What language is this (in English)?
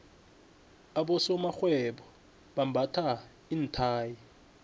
South Ndebele